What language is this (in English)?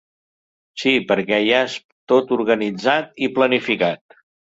Catalan